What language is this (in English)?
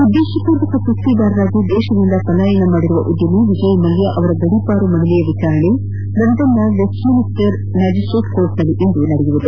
Kannada